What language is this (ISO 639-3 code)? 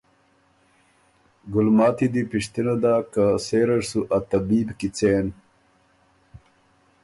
oru